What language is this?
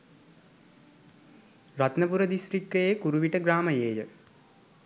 Sinhala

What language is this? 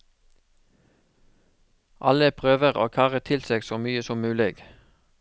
Norwegian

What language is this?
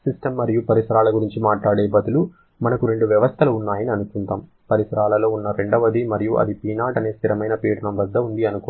Telugu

